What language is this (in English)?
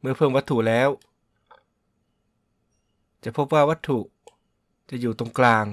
Thai